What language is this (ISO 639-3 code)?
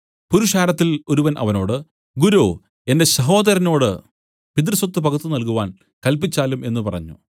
mal